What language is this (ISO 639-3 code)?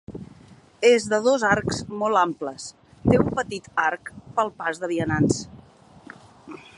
cat